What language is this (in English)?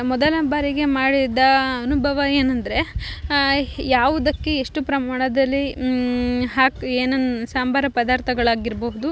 Kannada